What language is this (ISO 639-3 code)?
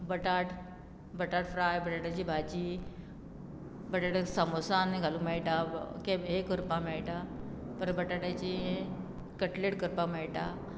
kok